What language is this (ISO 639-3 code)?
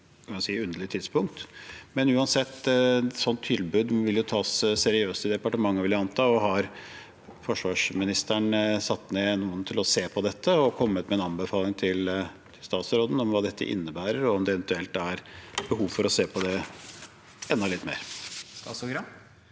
nor